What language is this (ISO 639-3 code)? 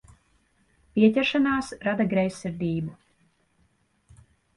lav